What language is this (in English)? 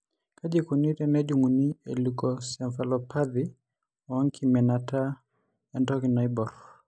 Masai